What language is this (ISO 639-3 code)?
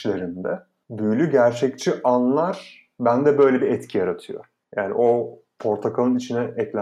tur